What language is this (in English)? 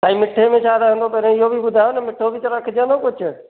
Sindhi